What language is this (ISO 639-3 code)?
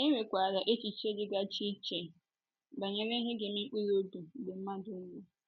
ibo